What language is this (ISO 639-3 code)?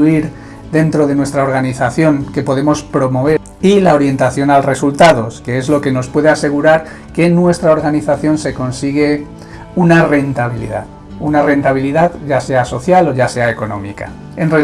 spa